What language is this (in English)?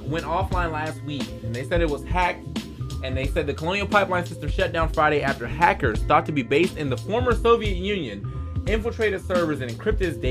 English